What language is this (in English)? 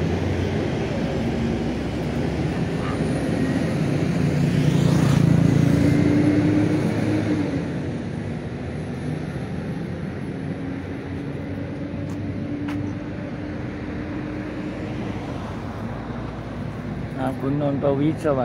Thai